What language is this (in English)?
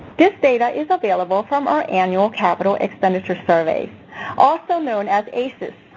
English